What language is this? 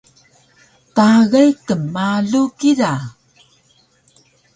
Taroko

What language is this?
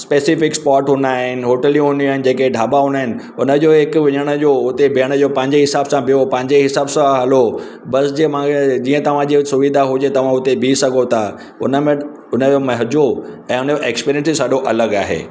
Sindhi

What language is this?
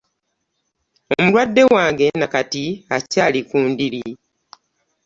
Ganda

